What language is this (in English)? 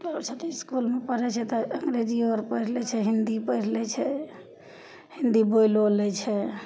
Maithili